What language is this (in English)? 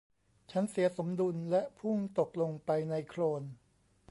Thai